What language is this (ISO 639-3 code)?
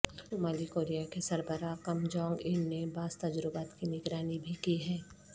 urd